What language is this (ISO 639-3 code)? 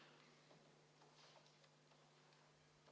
est